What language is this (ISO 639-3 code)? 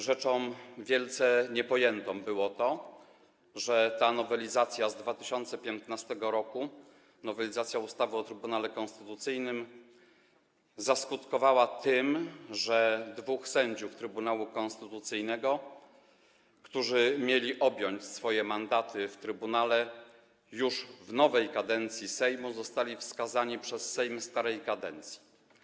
pol